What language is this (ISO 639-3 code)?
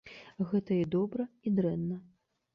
bel